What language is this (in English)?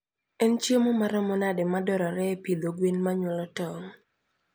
Luo (Kenya and Tanzania)